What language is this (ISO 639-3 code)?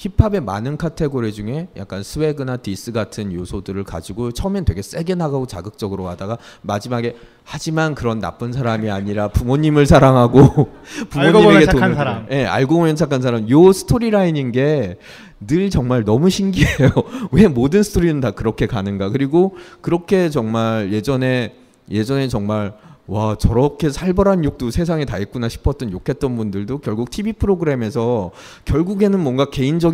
kor